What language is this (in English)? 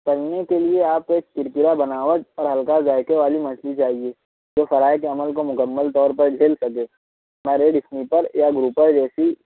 Urdu